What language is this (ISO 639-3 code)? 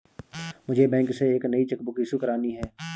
hin